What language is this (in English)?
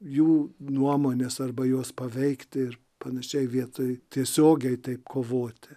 Lithuanian